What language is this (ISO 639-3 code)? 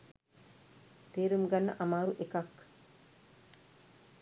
sin